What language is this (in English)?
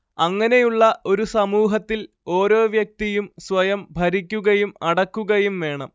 Malayalam